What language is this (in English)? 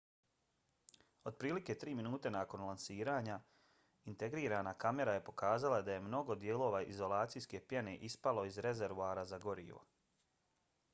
Bosnian